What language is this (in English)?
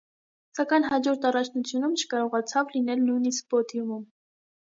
Armenian